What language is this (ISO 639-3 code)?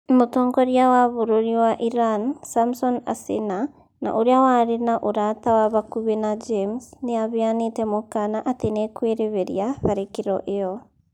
kik